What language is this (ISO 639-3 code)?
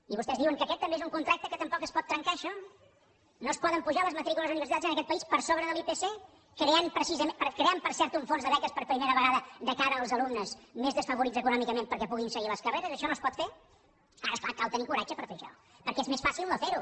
cat